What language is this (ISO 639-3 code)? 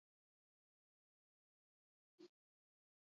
eus